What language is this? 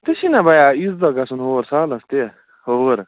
Kashmiri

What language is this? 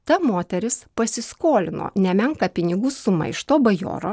Lithuanian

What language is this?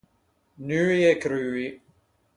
Ligurian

